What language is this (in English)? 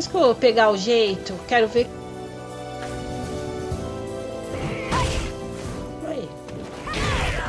Portuguese